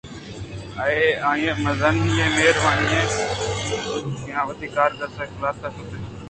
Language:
Eastern Balochi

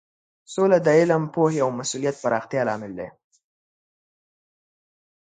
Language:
Pashto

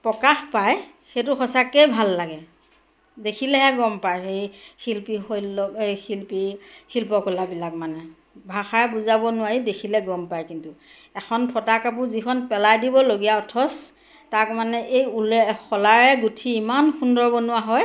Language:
Assamese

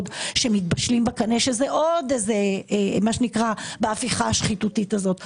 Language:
Hebrew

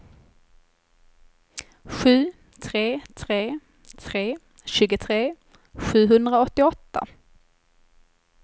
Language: Swedish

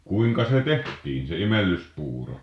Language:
Finnish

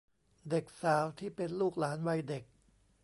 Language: Thai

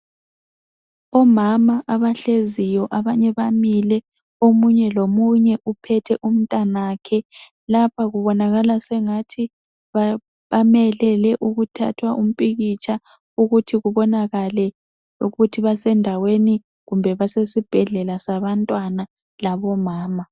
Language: North Ndebele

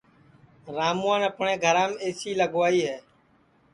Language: Sansi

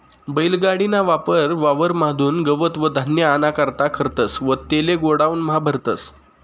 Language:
Marathi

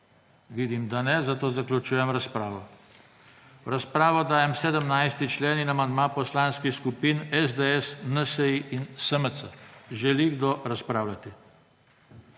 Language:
Slovenian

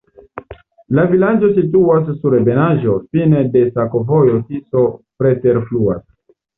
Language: Esperanto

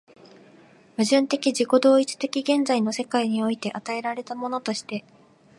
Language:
Japanese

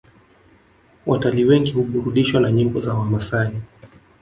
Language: Swahili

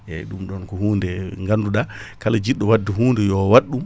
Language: Fula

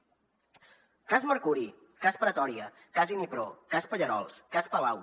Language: Catalan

